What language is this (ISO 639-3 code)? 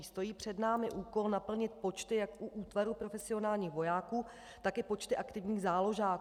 ces